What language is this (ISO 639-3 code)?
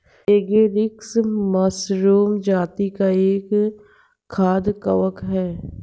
hin